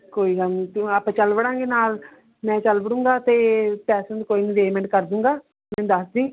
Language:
Punjabi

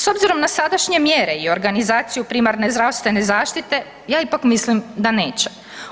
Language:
Croatian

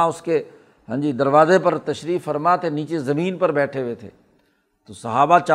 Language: Urdu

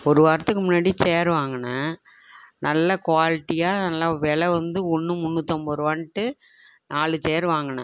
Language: Tamil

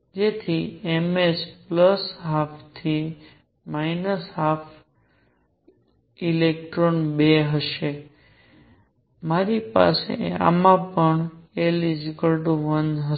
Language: Gujarati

